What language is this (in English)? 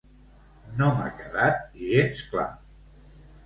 Catalan